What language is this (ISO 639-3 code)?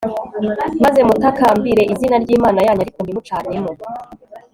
kin